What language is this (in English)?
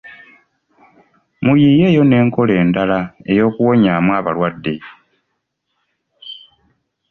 Ganda